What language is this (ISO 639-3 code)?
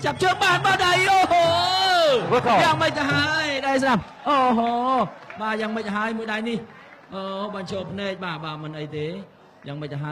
tha